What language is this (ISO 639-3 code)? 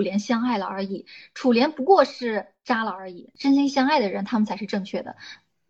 zho